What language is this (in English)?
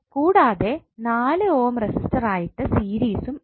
Malayalam